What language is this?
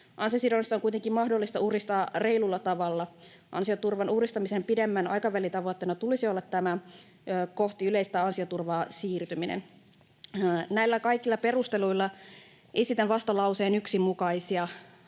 Finnish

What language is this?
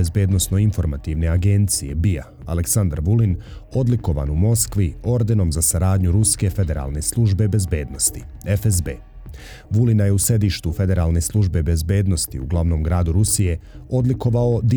Croatian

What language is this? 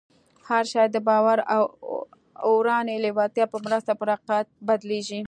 Pashto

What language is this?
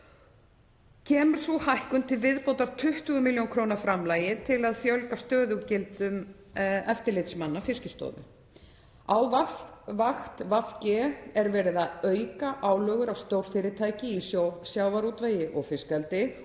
Icelandic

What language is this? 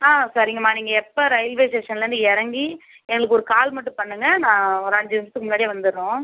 Tamil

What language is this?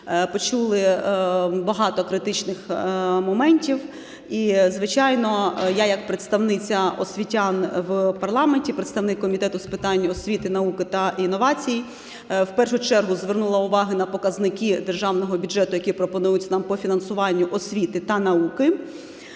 Ukrainian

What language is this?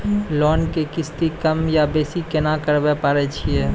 Maithili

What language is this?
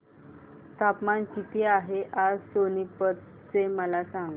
Marathi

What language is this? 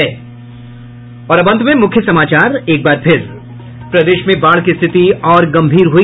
Hindi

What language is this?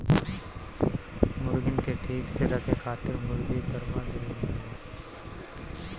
Bhojpuri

